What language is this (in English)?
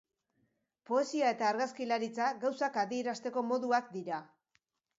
Basque